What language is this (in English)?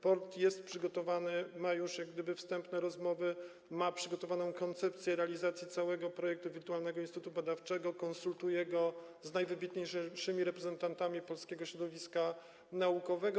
Polish